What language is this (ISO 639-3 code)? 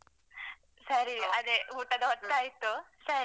kan